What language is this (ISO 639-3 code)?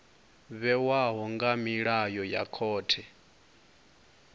ven